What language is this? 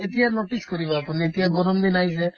Assamese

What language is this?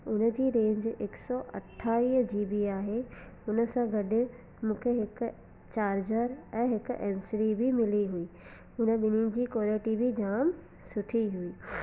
Sindhi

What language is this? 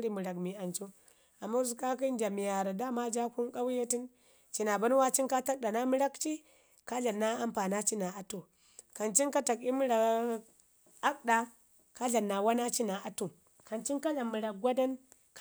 Ngizim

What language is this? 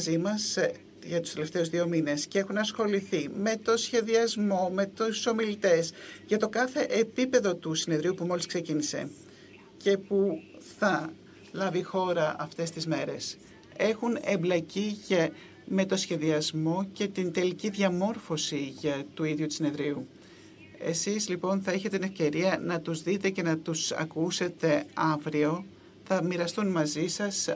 Greek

